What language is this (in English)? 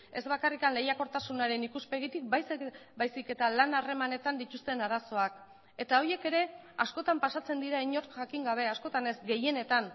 Basque